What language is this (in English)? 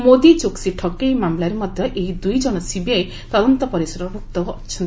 Odia